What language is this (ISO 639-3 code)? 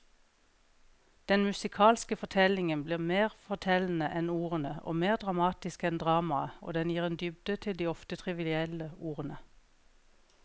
nor